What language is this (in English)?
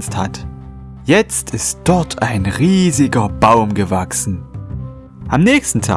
German